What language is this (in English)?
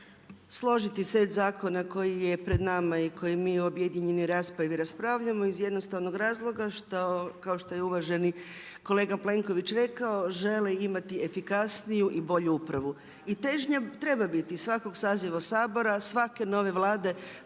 Croatian